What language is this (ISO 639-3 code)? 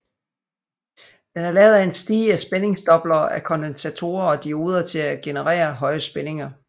dan